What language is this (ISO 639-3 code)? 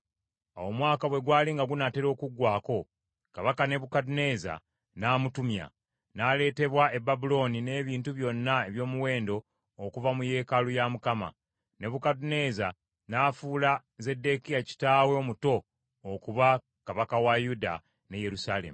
lug